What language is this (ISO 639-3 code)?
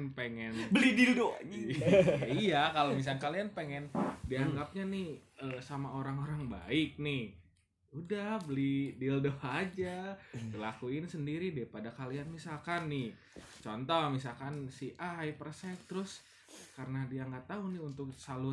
ind